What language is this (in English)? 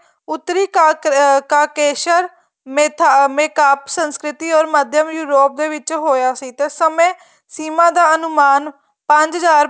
Punjabi